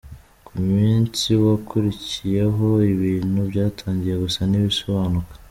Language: Kinyarwanda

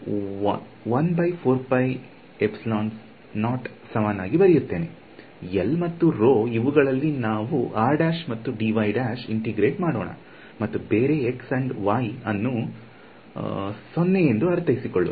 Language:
Kannada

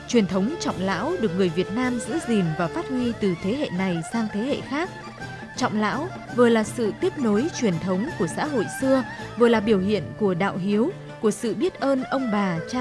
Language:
Vietnamese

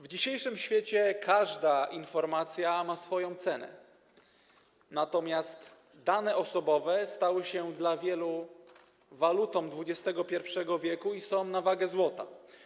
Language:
Polish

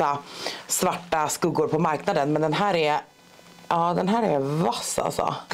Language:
Swedish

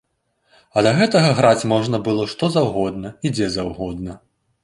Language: Belarusian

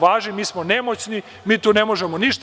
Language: Serbian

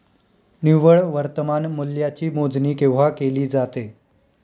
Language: Marathi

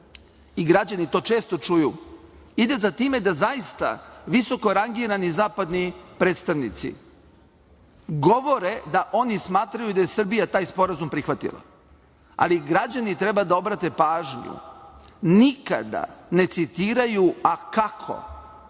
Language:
Serbian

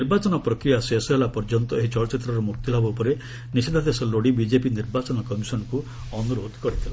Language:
Odia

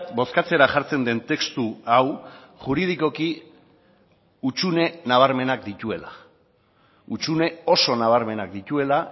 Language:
Basque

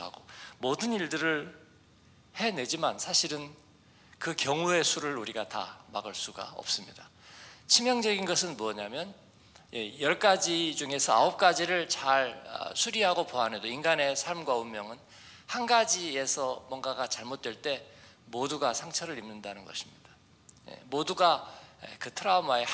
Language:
Korean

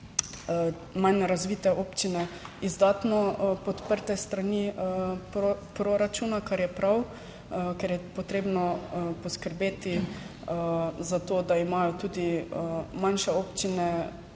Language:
Slovenian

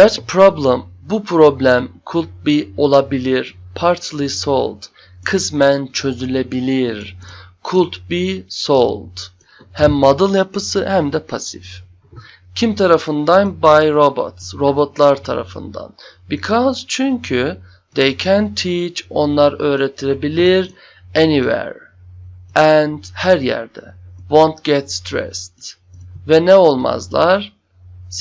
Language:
Turkish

